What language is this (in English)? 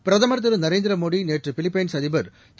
Tamil